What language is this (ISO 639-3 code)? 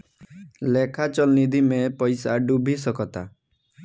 bho